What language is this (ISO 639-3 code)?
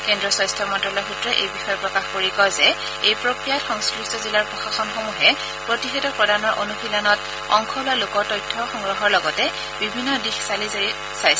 asm